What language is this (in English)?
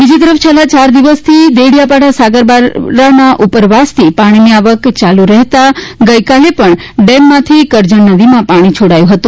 Gujarati